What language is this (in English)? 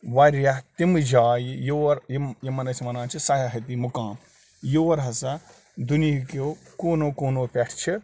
Kashmiri